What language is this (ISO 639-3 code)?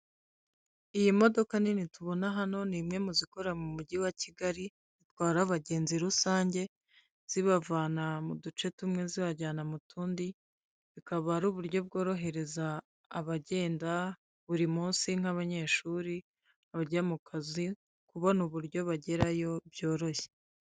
kin